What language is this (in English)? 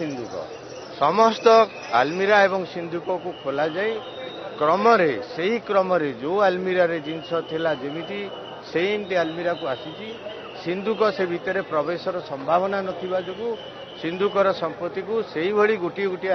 Hindi